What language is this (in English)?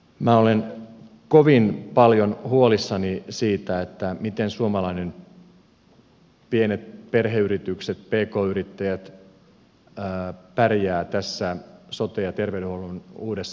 Finnish